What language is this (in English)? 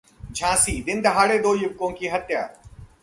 Hindi